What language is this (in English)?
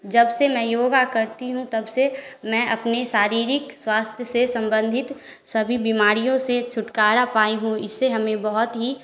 Hindi